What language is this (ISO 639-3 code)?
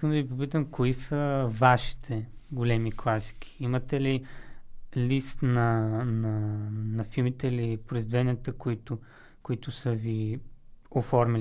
bul